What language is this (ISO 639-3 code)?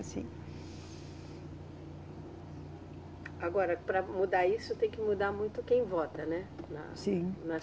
por